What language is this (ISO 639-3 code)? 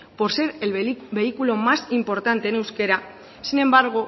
spa